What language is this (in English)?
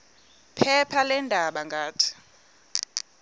Xhosa